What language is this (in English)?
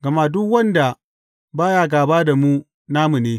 Hausa